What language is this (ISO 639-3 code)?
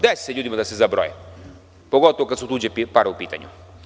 srp